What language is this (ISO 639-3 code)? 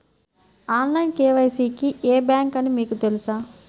tel